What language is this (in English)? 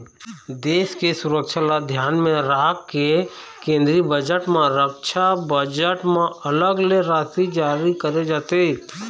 Chhattisgarhi